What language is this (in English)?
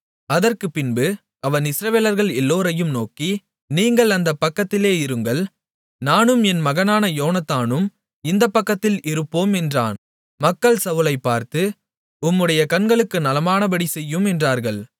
Tamil